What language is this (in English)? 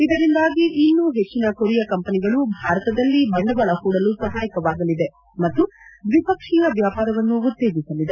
Kannada